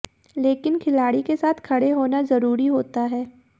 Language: Hindi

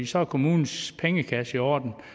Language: Danish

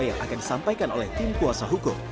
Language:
Indonesian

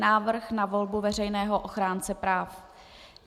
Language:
Czech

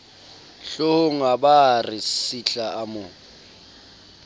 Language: Southern Sotho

